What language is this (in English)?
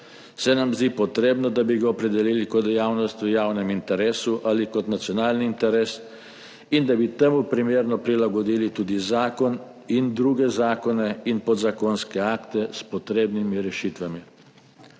Slovenian